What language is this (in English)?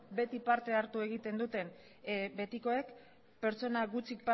Basque